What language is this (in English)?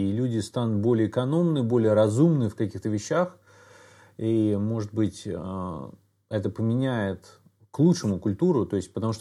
Russian